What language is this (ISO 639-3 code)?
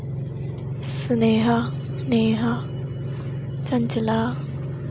doi